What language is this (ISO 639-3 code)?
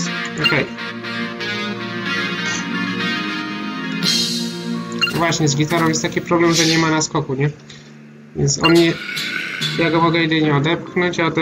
pol